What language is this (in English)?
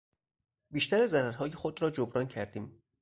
Persian